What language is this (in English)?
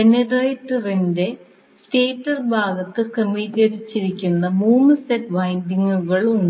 Malayalam